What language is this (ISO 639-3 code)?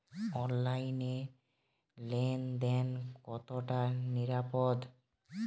ben